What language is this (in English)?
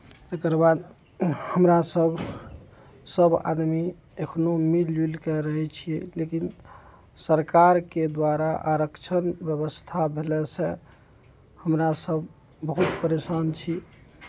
Maithili